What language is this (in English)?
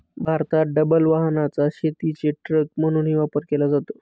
Marathi